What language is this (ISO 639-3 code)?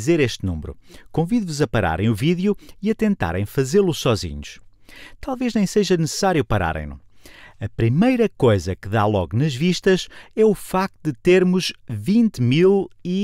por